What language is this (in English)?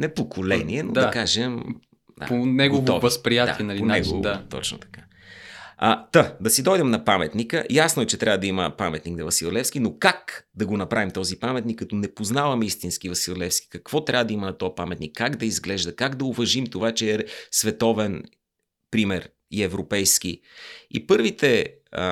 Bulgarian